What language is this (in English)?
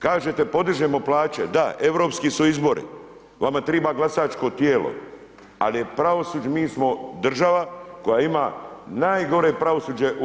Croatian